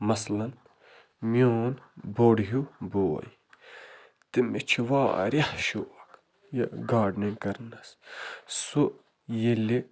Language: Kashmiri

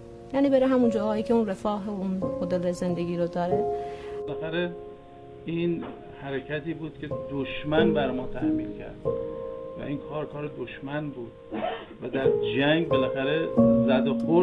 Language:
Persian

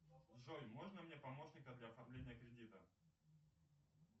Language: Russian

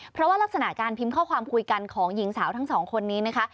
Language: Thai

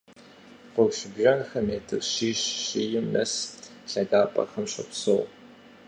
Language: Kabardian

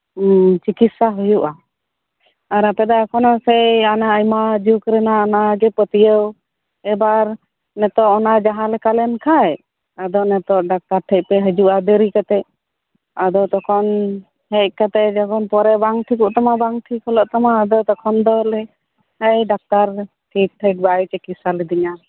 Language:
Santali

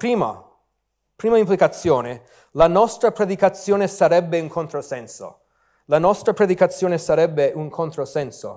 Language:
Italian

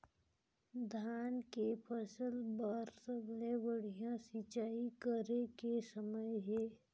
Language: Chhattisgarhi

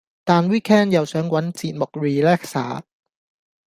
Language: Cantonese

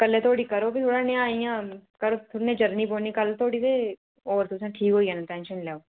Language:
Dogri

